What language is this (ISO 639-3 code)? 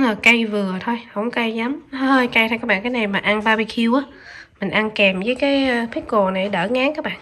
vie